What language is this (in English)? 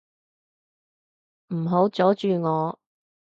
Cantonese